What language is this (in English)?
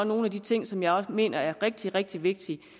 Danish